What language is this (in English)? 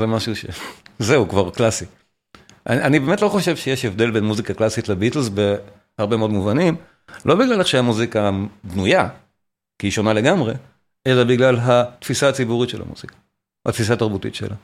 Hebrew